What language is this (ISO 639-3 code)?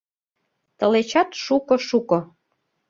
chm